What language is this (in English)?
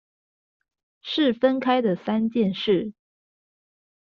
Chinese